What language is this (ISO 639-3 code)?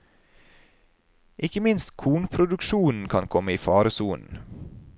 nor